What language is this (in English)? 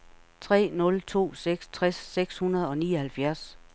Danish